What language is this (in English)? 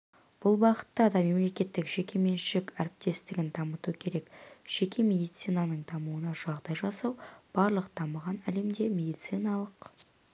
Kazakh